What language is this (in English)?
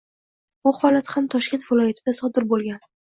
Uzbek